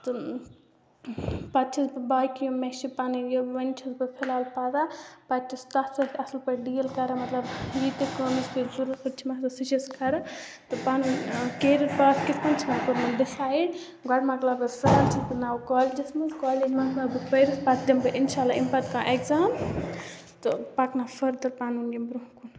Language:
Kashmiri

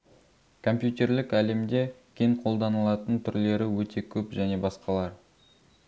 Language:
Kazakh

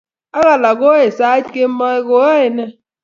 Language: Kalenjin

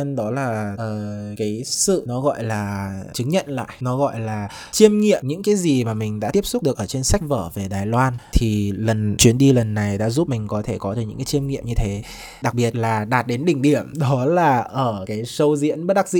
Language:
Vietnamese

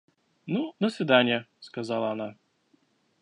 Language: Russian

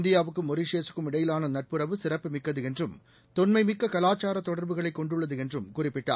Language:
Tamil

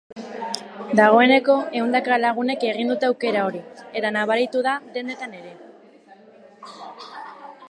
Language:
Basque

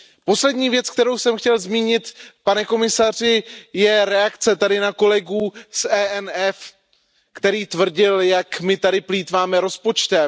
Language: Czech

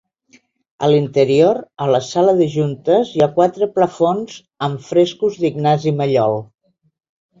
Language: Catalan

